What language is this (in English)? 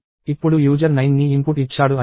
Telugu